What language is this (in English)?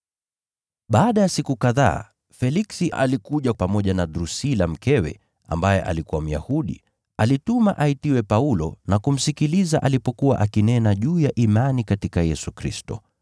Swahili